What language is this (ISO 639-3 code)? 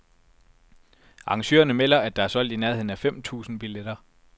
dan